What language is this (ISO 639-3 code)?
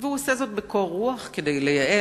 heb